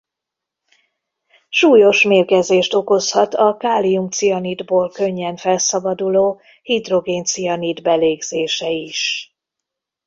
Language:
Hungarian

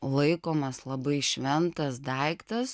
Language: Lithuanian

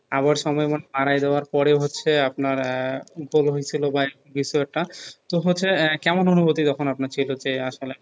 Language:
Bangla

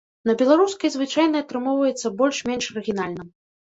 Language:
Belarusian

